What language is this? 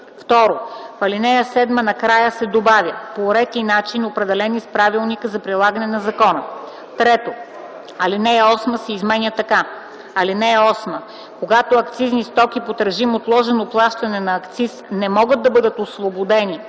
Bulgarian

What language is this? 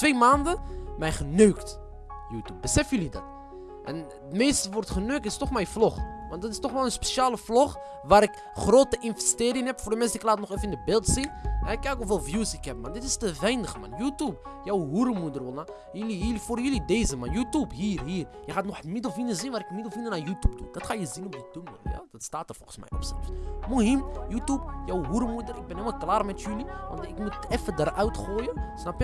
Dutch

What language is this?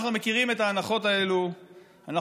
Hebrew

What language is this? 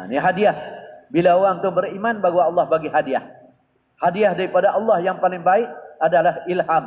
Malay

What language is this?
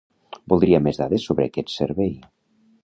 Catalan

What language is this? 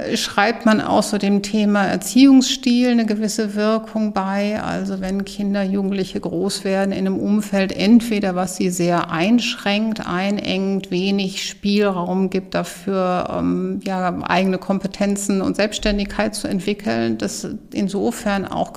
German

